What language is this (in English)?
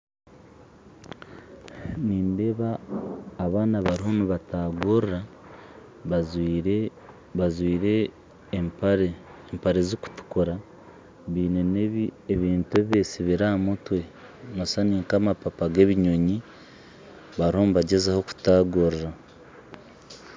Nyankole